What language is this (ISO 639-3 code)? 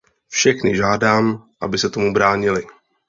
ces